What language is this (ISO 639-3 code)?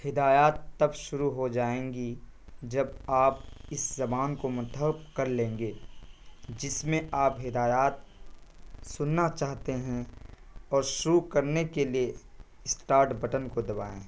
urd